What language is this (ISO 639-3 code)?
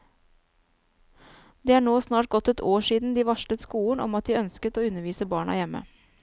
nor